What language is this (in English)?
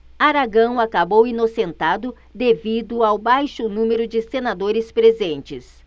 Portuguese